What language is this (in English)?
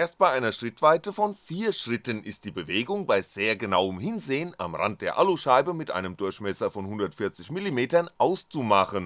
German